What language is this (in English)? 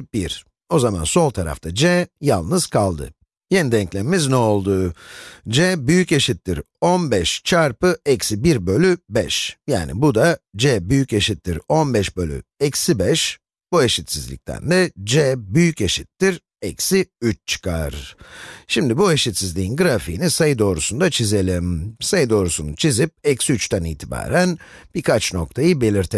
Turkish